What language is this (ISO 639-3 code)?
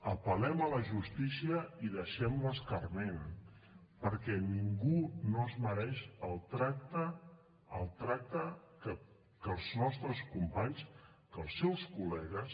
cat